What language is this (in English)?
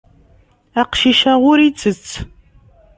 Kabyle